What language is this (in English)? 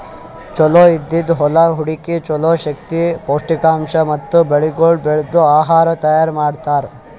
Kannada